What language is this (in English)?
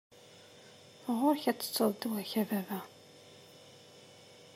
Kabyle